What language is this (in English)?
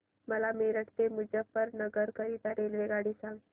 Marathi